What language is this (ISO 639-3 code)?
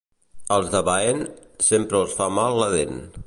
cat